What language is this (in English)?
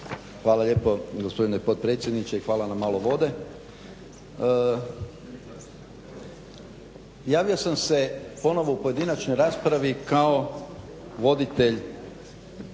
Croatian